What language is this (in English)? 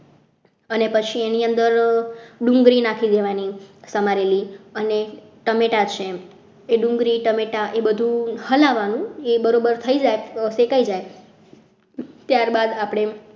Gujarati